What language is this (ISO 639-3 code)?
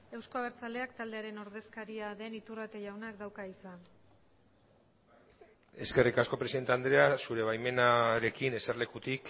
eus